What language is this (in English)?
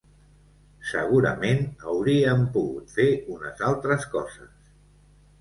Catalan